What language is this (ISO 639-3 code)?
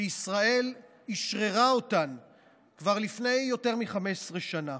heb